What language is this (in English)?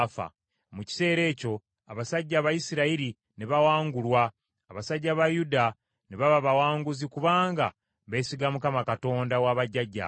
Ganda